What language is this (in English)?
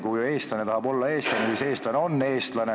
Estonian